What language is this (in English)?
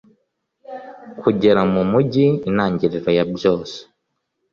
Kinyarwanda